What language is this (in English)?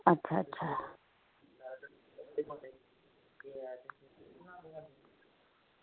Dogri